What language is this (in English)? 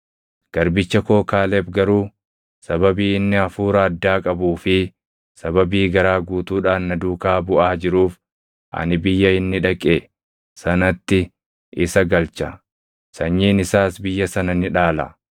Oromo